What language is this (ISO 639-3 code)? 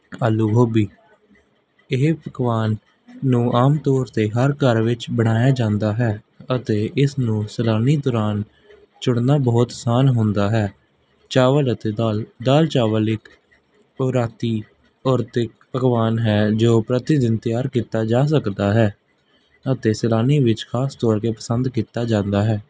pan